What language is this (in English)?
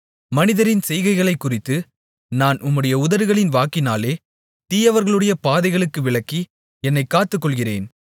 Tamil